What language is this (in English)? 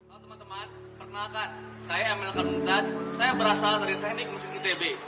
Indonesian